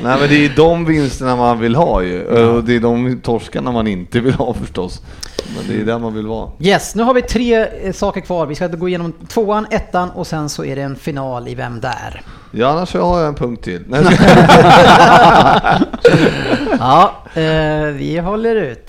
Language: Swedish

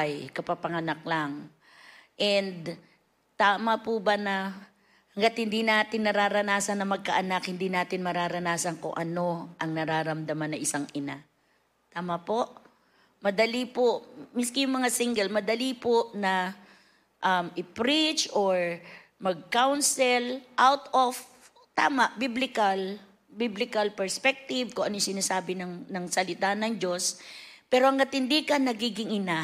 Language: Filipino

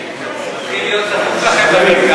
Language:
Hebrew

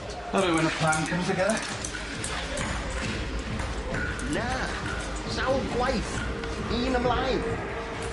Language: Welsh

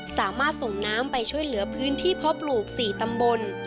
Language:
Thai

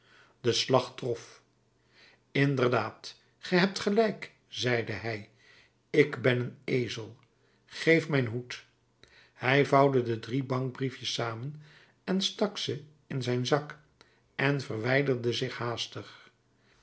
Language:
Dutch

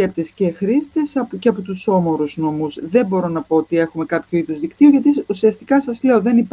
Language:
Greek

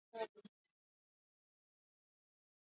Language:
Swahili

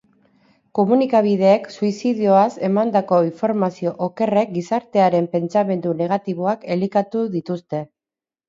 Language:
Basque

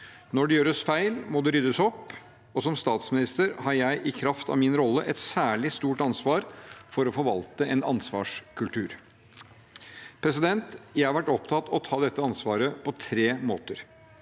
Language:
Norwegian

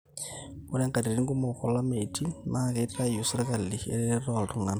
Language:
Masai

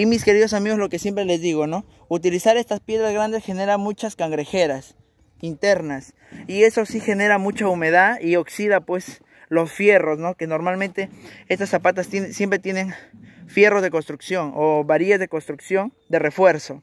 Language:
Spanish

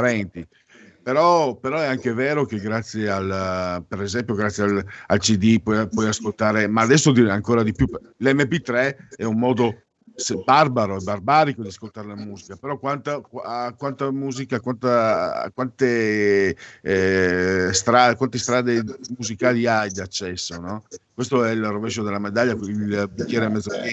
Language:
Italian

